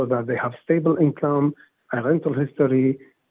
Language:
Indonesian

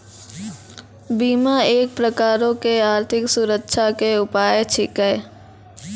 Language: Maithili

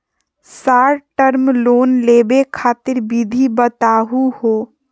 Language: Magahi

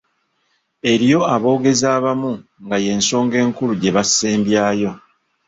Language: Ganda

